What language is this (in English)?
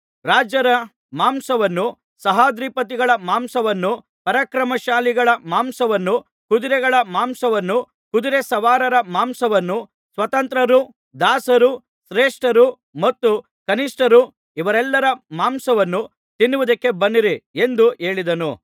Kannada